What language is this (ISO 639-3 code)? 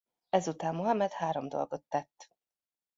hun